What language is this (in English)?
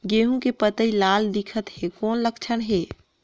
Chhattisgarhi